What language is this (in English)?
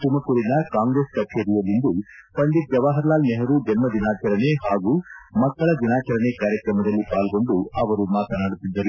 Kannada